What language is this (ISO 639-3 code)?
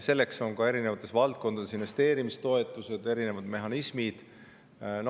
est